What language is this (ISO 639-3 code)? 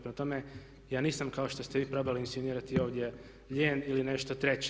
hrv